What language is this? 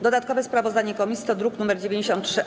Polish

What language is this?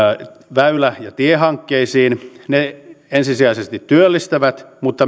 Finnish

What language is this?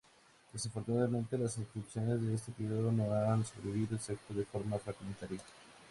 Spanish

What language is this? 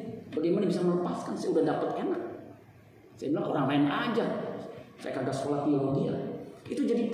Indonesian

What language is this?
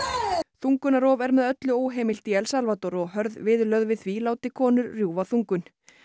Icelandic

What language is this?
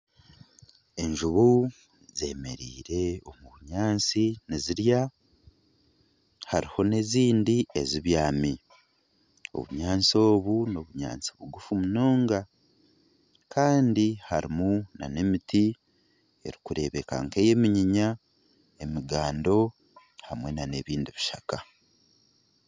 Nyankole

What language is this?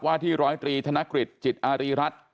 Thai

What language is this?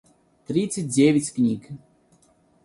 Russian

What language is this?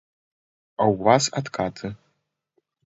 Belarusian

